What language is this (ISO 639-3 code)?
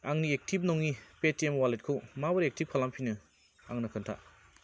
brx